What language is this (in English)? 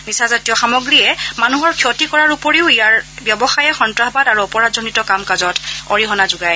Assamese